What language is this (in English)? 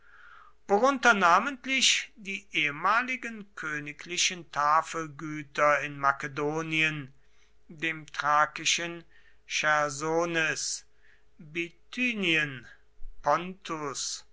German